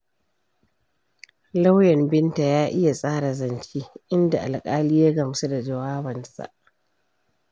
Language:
Hausa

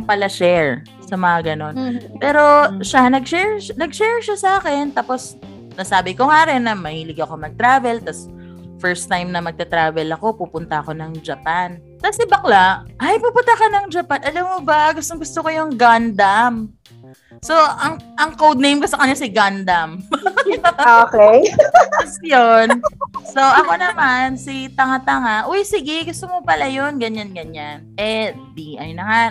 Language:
Filipino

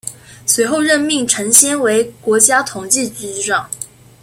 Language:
Chinese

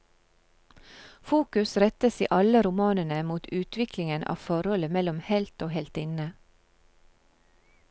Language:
Norwegian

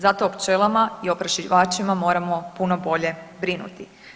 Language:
Croatian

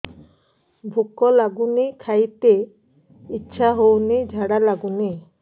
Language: Odia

